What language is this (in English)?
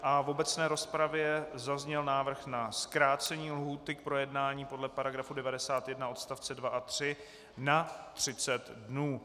Czech